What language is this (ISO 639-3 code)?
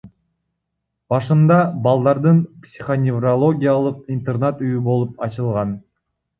kir